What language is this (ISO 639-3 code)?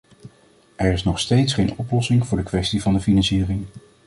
nld